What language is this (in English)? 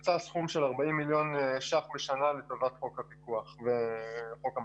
Hebrew